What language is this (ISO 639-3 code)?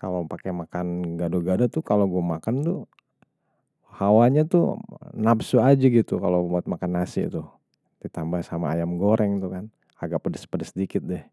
bew